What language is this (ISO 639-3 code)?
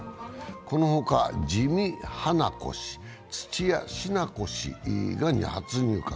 jpn